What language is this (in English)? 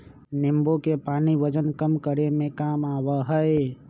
Magahi